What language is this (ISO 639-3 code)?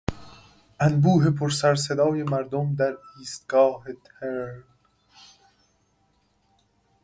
fas